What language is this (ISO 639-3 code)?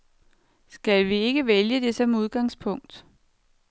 dan